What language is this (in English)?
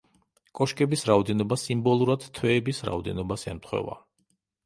Georgian